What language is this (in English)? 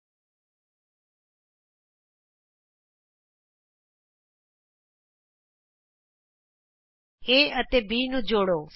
Punjabi